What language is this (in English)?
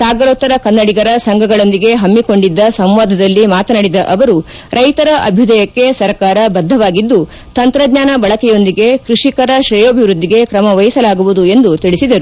Kannada